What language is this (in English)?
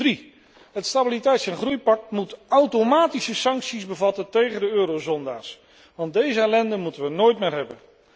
Dutch